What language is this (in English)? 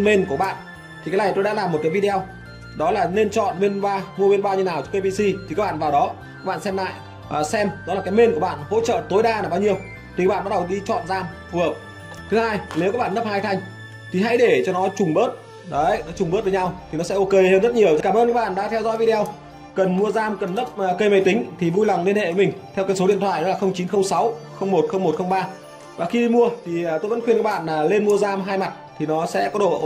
Vietnamese